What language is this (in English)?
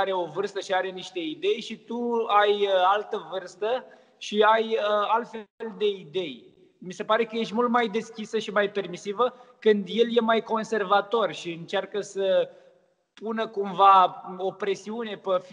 Romanian